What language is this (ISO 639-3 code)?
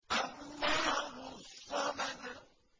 ara